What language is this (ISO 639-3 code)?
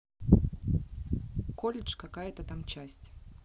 rus